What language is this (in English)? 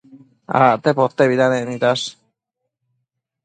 Matsés